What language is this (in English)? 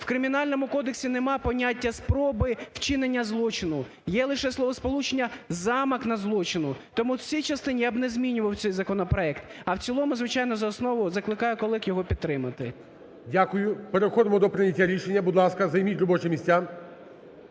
Ukrainian